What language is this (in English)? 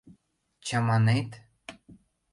Mari